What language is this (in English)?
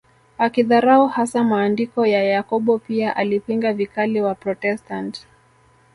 Swahili